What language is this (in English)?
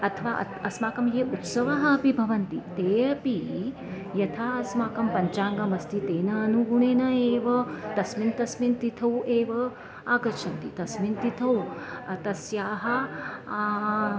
Sanskrit